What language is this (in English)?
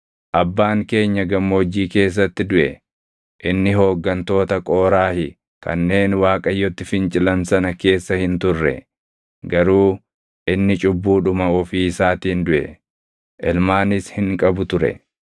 Oromo